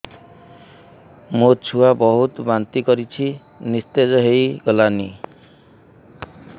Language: Odia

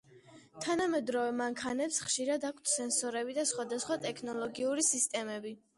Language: Georgian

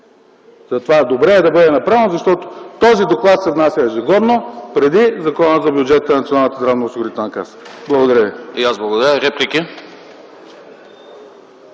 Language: Bulgarian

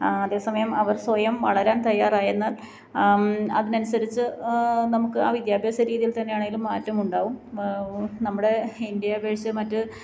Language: Malayalam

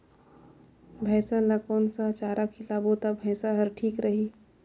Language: Chhattisgarhi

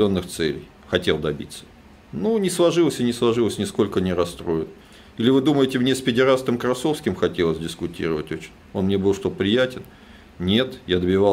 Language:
Russian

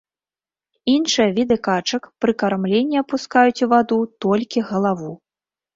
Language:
Belarusian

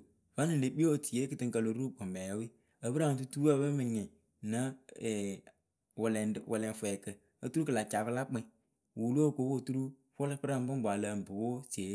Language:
Akebu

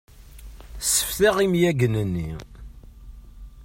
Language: Kabyle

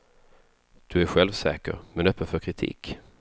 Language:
Swedish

